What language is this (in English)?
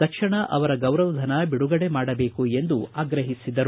Kannada